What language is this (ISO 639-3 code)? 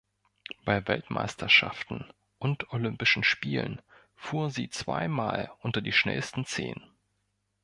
deu